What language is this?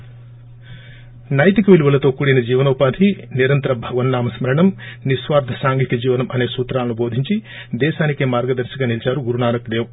Telugu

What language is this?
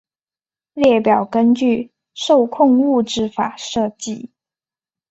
Chinese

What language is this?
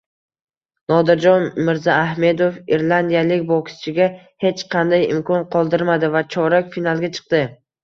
Uzbek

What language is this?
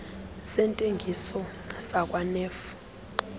Xhosa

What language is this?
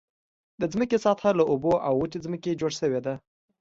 Pashto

